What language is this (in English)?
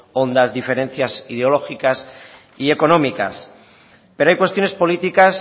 Spanish